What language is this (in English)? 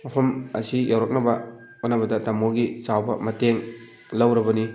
Manipuri